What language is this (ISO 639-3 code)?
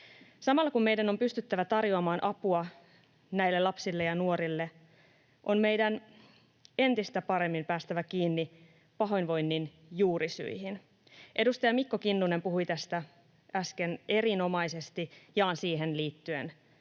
fin